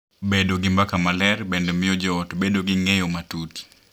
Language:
Luo (Kenya and Tanzania)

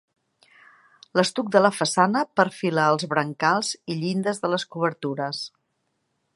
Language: Catalan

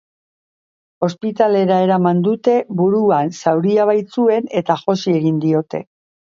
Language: Basque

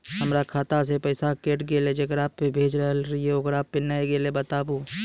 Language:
Maithili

